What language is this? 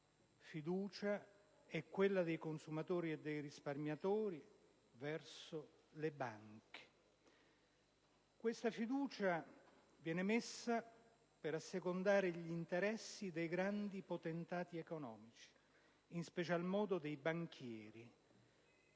Italian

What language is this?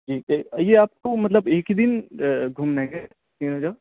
Urdu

